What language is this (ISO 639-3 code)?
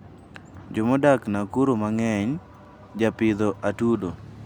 luo